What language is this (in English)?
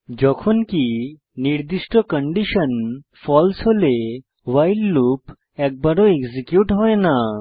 Bangla